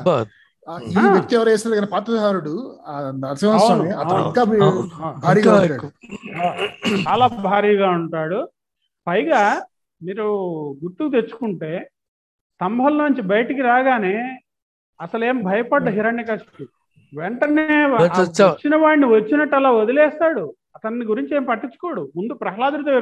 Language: Telugu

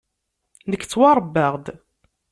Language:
Kabyle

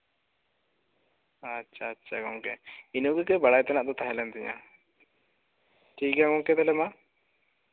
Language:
Santali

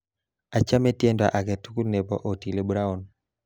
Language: Kalenjin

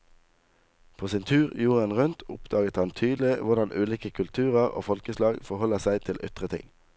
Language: Norwegian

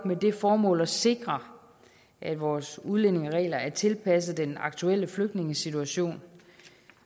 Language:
Danish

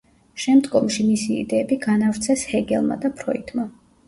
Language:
Georgian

